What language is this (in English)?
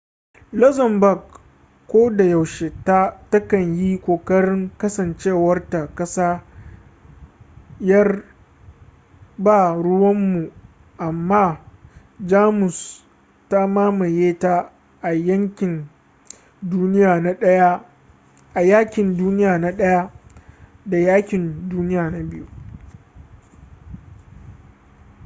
Hausa